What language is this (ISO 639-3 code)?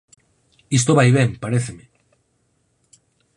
glg